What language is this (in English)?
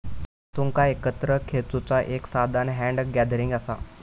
Marathi